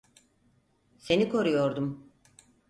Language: Turkish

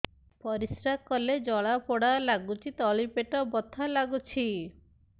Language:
Odia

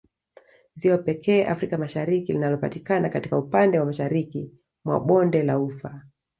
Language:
Swahili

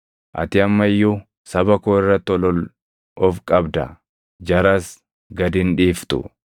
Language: Oromo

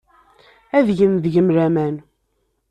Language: Kabyle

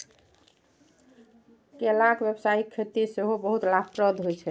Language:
Maithili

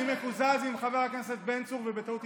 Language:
Hebrew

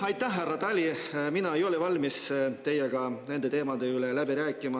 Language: Estonian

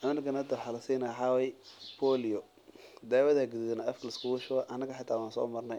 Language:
Somali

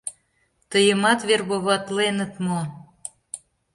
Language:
Mari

